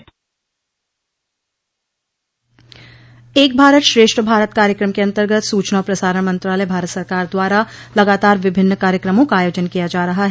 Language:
Hindi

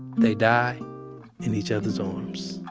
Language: English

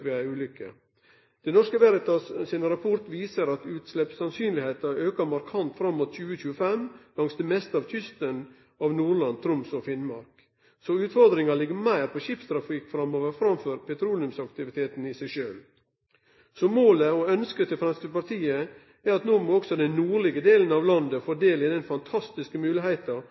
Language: Norwegian Nynorsk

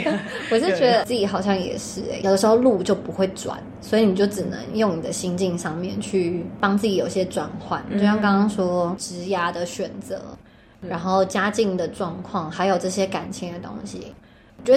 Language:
Chinese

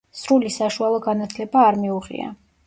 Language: Georgian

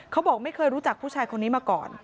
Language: Thai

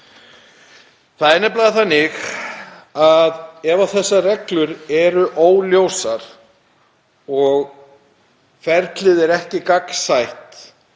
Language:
Icelandic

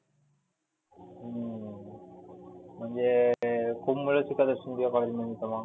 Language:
Marathi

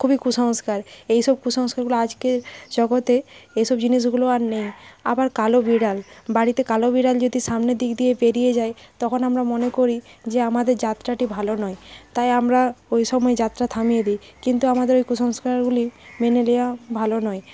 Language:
Bangla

